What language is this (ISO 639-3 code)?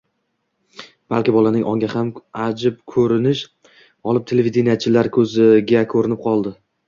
uzb